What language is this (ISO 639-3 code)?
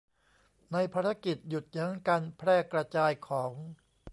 tha